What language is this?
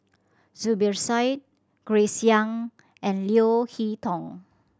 English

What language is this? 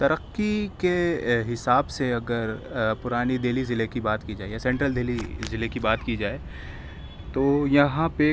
Urdu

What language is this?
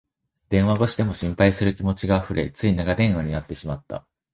Japanese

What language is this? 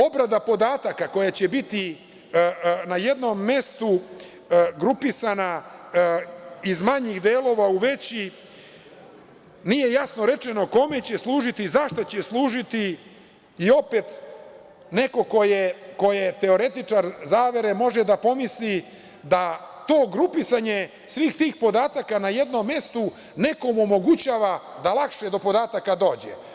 Serbian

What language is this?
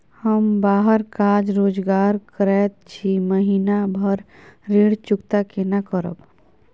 Maithili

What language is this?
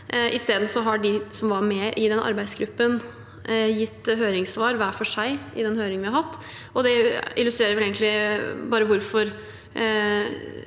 Norwegian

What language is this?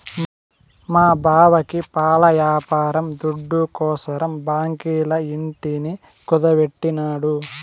Telugu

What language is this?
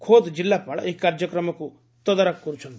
Odia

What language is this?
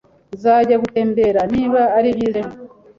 Kinyarwanda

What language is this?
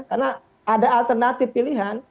Indonesian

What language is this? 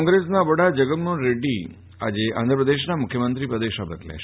Gujarati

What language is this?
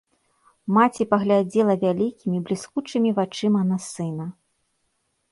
Belarusian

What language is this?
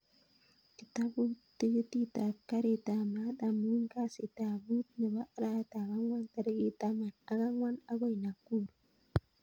Kalenjin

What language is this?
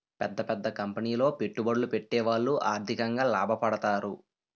Telugu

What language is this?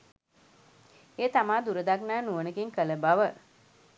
Sinhala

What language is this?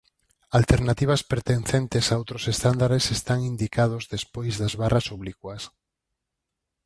Galician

